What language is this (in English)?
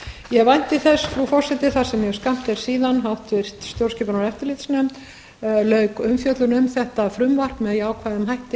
Icelandic